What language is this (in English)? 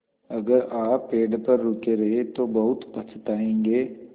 Hindi